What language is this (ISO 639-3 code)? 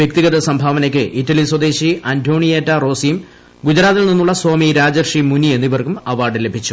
mal